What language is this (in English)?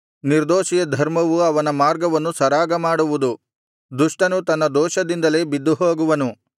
Kannada